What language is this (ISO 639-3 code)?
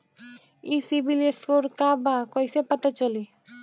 bho